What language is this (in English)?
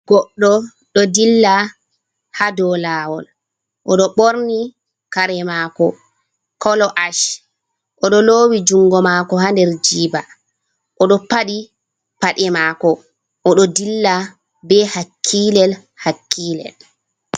Fula